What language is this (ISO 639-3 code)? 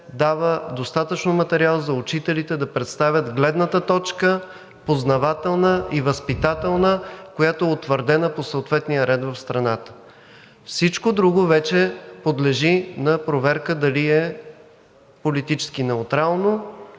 bul